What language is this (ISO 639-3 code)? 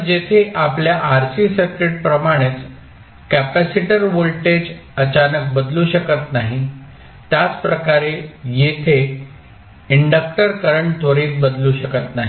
mar